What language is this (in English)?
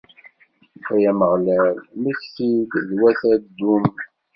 Kabyle